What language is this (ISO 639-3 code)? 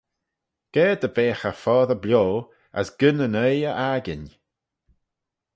glv